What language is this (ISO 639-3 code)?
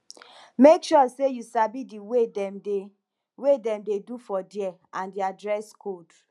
pcm